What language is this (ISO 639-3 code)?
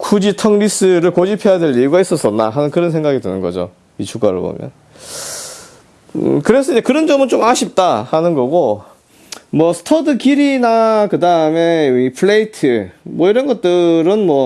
kor